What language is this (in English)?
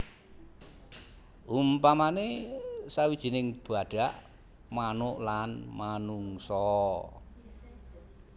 Javanese